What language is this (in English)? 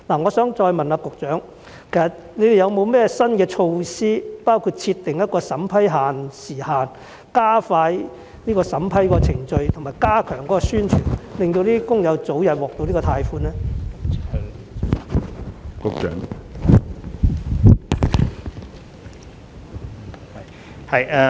Cantonese